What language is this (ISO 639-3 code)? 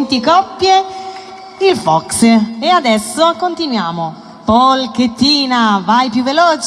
ita